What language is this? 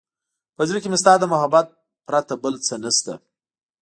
Pashto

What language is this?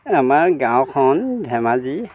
Assamese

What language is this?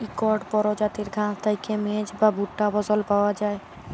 Bangla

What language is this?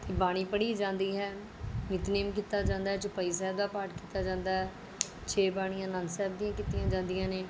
Punjabi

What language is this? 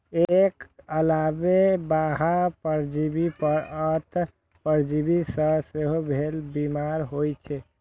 Maithili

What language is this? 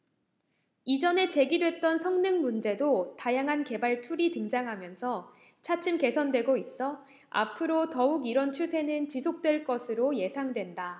Korean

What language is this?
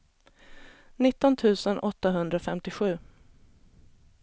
Swedish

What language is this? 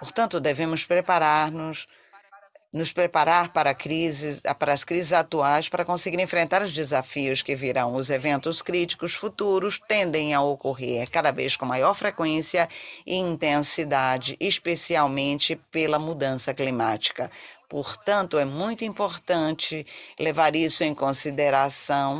Portuguese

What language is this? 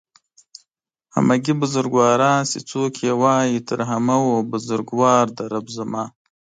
Pashto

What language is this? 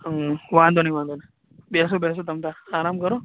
Gujarati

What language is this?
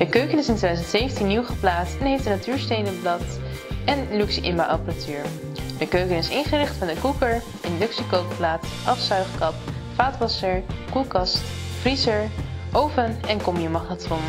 Dutch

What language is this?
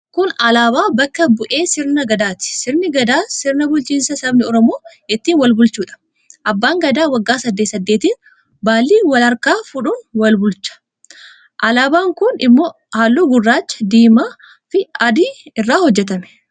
Oromo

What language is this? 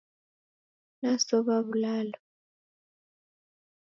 Taita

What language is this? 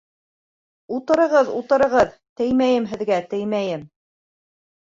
Bashkir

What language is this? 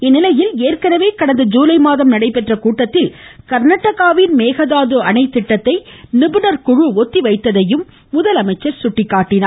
Tamil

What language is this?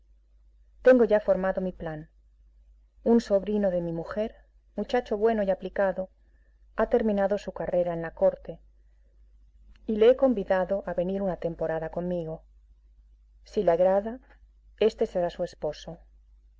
Spanish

